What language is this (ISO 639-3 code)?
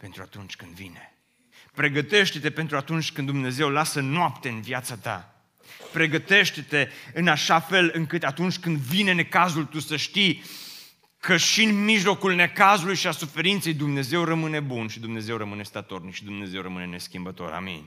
ron